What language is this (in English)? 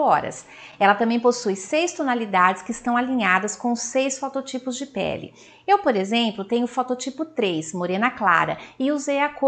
Portuguese